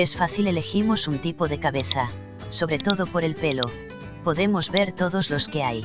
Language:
Spanish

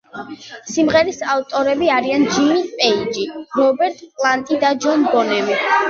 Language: Georgian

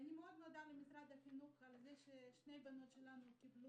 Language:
Hebrew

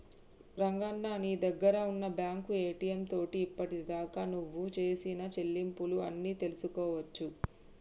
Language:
Telugu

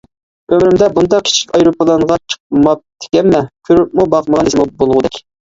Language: Uyghur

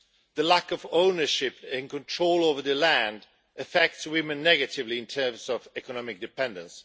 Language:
English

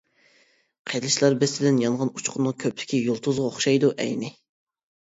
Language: Uyghur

